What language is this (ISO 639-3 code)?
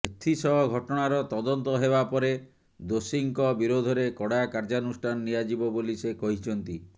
ori